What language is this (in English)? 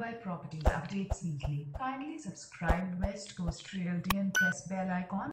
English